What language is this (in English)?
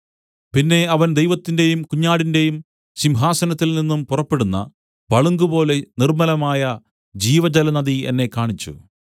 Malayalam